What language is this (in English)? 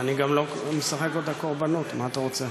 Hebrew